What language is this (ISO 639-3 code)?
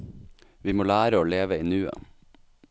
nor